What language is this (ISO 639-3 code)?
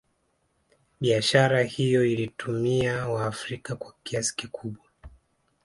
swa